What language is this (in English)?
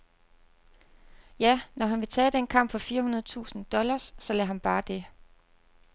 Danish